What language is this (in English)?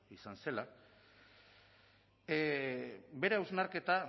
Basque